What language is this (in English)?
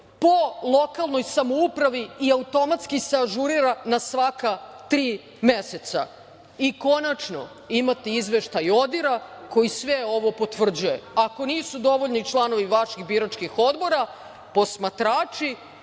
Serbian